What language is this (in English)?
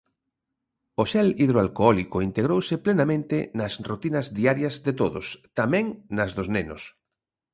Galician